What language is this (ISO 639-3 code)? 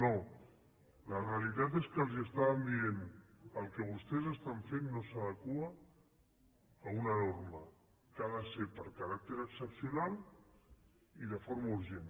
cat